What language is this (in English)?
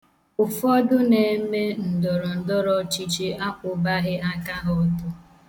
Igbo